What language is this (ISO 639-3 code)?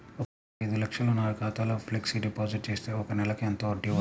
tel